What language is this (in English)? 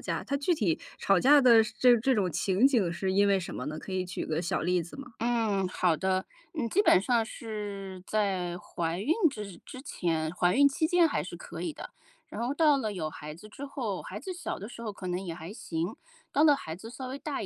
Chinese